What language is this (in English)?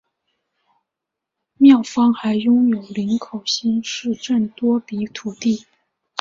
Chinese